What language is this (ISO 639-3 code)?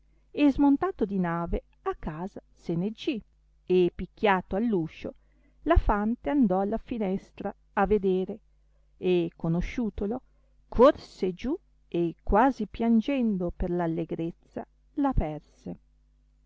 ita